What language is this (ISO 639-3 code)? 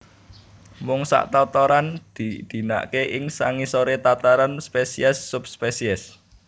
jav